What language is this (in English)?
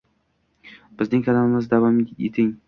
Uzbek